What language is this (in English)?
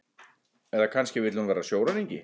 Icelandic